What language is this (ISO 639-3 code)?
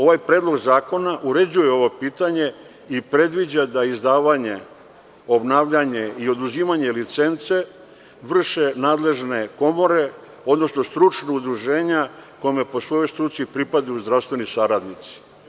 srp